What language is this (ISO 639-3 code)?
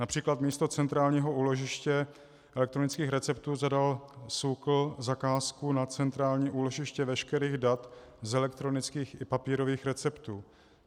ces